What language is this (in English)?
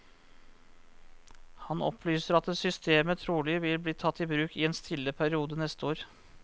Norwegian